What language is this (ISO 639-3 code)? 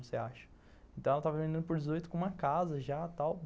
por